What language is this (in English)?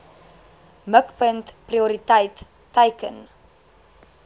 Afrikaans